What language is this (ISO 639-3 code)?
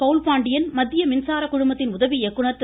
tam